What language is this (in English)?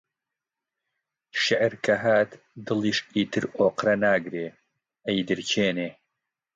Central Kurdish